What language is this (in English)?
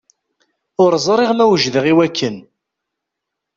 Kabyle